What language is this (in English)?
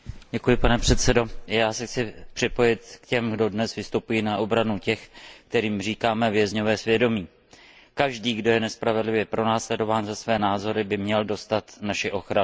Czech